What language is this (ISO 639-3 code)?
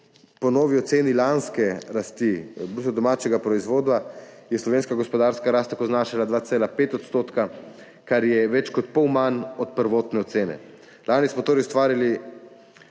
slv